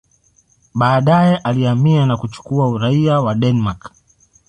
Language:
Swahili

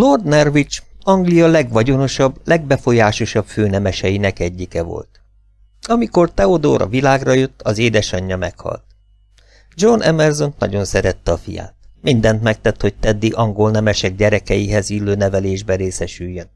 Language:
Hungarian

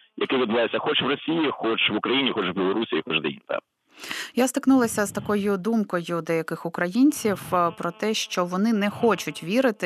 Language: Ukrainian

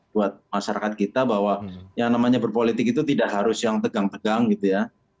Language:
Indonesian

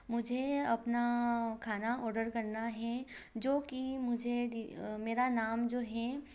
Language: Hindi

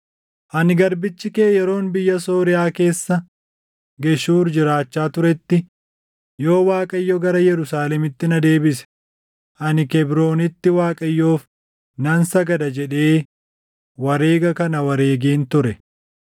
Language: Oromo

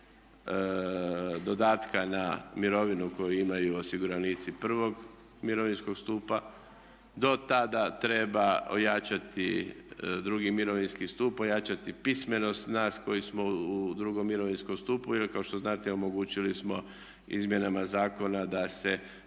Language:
Croatian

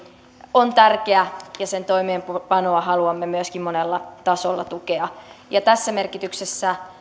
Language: Finnish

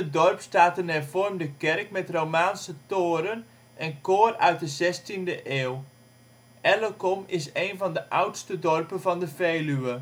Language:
Dutch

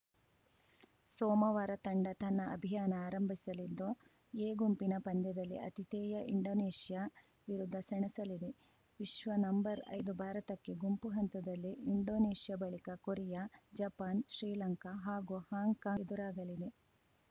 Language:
Kannada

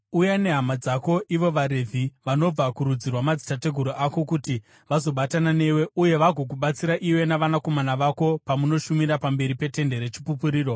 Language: Shona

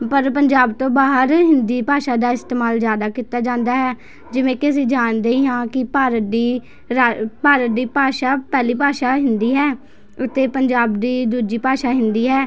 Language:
Punjabi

